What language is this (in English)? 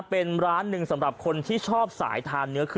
Thai